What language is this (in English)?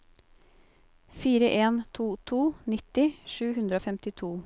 Norwegian